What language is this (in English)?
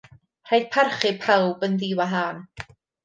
Welsh